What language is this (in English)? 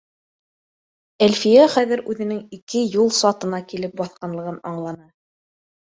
Bashkir